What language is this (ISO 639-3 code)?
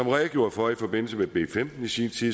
dan